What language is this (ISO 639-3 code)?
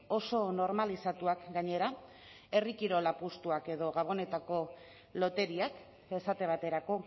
eus